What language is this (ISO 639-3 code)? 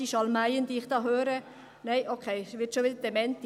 gsw